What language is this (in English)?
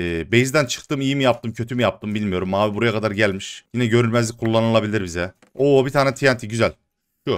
Turkish